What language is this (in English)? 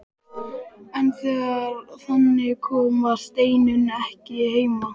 Icelandic